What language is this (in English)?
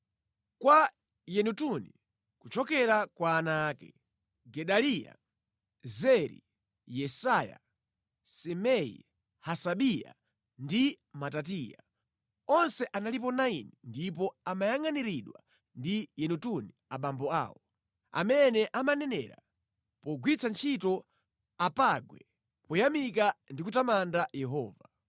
Nyanja